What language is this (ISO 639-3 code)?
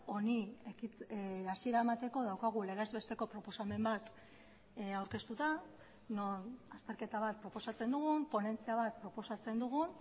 eus